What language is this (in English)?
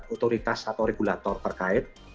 Indonesian